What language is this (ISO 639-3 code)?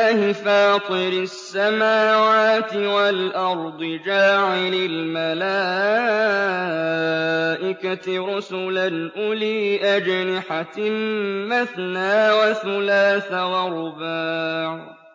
ara